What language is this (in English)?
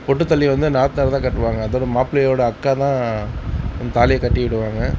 Tamil